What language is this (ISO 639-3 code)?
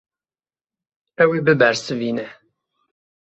kur